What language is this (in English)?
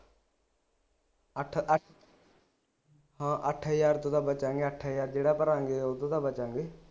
Punjabi